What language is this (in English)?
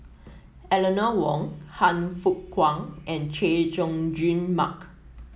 English